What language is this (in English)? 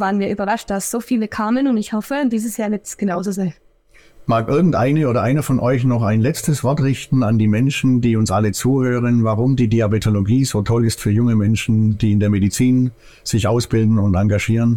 German